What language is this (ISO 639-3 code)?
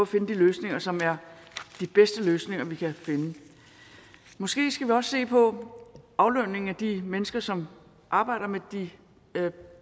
dan